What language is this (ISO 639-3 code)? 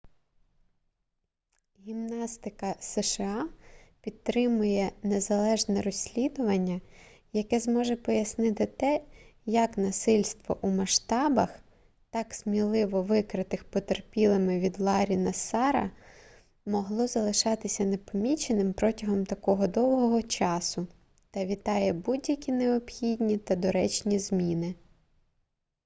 ukr